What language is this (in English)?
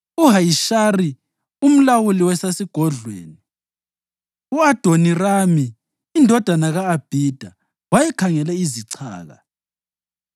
North Ndebele